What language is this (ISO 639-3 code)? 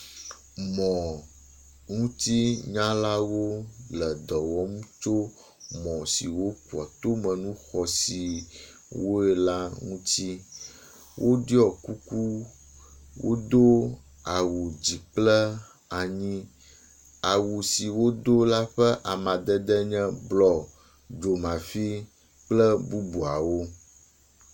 ewe